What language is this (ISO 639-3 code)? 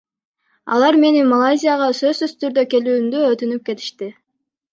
kir